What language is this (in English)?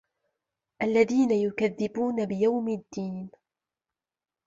Arabic